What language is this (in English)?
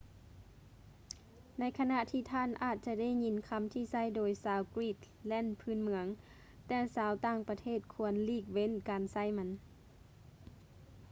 Lao